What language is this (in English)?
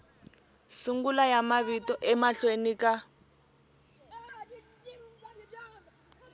Tsonga